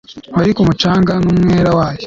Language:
Kinyarwanda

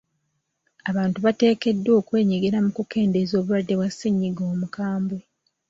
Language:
Ganda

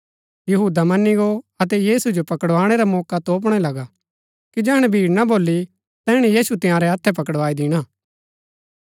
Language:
Gaddi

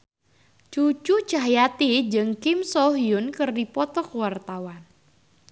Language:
Sundanese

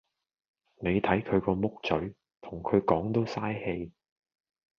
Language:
Cantonese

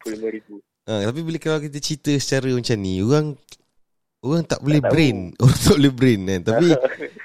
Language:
Malay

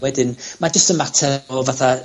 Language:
Welsh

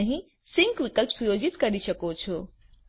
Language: Gujarati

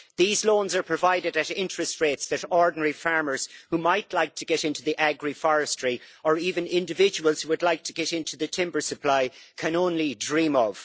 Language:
English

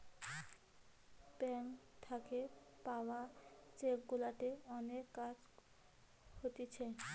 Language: Bangla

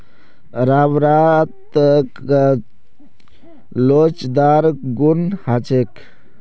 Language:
Magahi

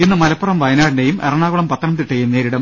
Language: Malayalam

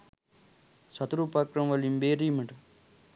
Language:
Sinhala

